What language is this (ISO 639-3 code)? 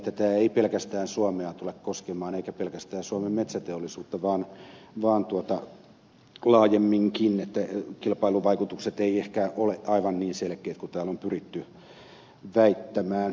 fin